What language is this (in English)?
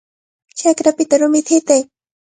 Cajatambo North Lima Quechua